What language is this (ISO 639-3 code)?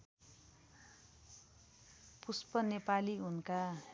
nep